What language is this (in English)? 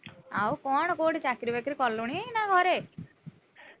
Odia